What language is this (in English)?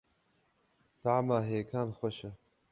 Kurdish